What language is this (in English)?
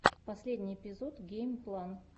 Russian